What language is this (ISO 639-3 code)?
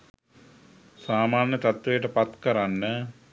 sin